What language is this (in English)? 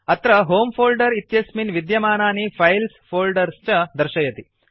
Sanskrit